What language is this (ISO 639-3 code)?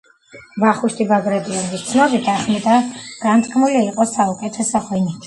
kat